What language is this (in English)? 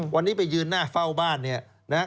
Thai